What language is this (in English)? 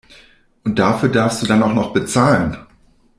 German